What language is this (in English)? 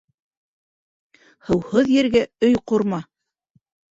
Bashkir